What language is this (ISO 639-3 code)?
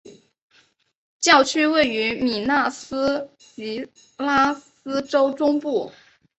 zho